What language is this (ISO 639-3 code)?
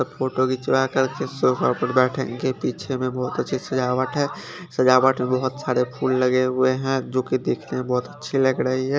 hin